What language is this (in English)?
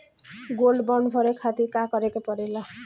Bhojpuri